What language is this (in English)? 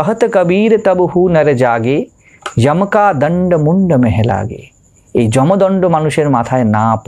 Hindi